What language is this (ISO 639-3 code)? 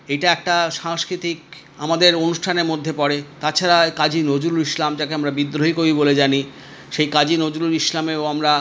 ben